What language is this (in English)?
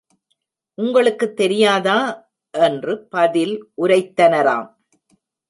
Tamil